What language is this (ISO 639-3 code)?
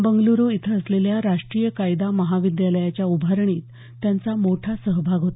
mar